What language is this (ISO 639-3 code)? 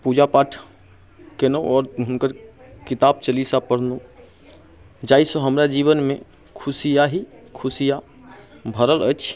mai